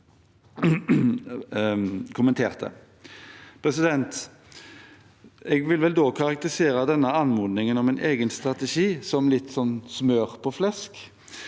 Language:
Norwegian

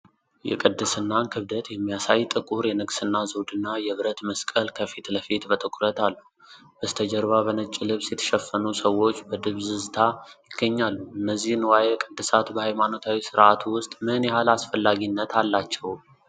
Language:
Amharic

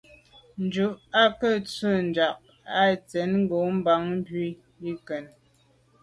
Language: Medumba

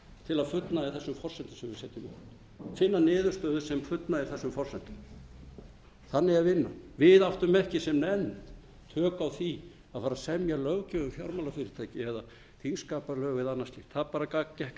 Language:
Icelandic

